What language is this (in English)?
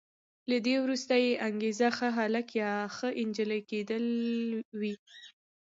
Pashto